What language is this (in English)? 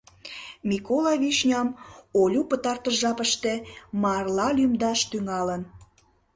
Mari